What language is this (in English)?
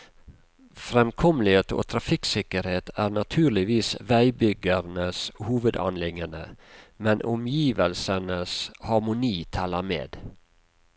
Norwegian